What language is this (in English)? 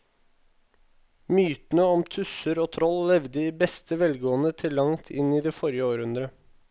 Norwegian